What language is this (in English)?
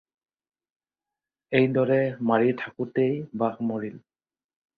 Assamese